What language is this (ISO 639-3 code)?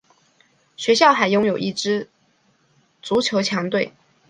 zho